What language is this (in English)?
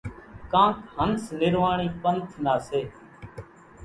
Kachi Koli